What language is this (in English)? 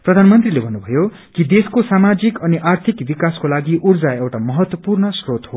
Nepali